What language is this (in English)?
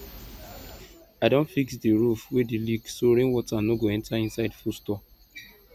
Nigerian Pidgin